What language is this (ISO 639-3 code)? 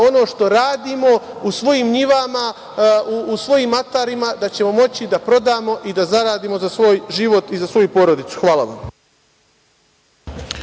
srp